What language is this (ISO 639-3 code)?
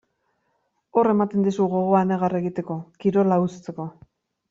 eus